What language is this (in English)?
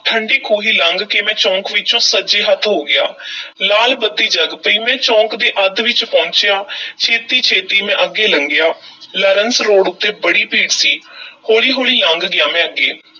Punjabi